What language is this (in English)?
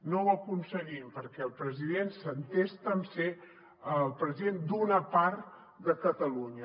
Catalan